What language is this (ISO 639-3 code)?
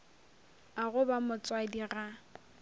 nso